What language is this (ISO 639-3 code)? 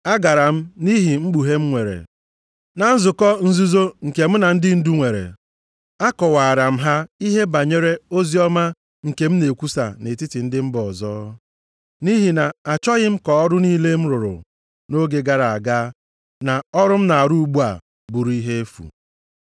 ibo